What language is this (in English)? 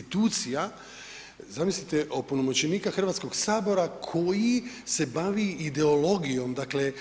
Croatian